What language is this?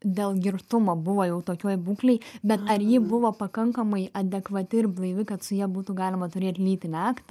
Lithuanian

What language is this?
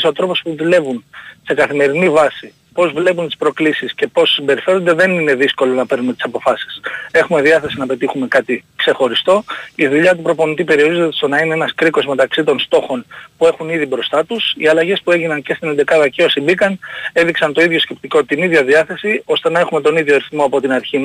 Greek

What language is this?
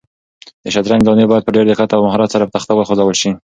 Pashto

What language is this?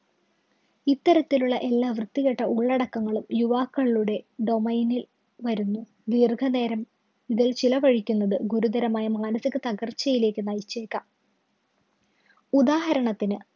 Malayalam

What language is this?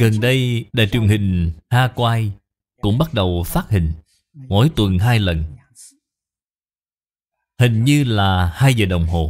Vietnamese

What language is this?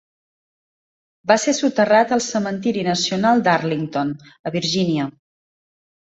Catalan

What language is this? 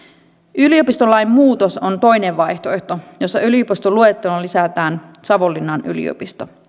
Finnish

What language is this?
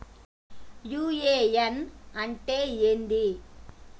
Telugu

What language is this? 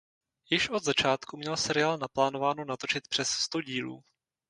Czech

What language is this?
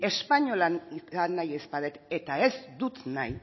Basque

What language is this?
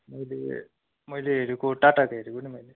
Nepali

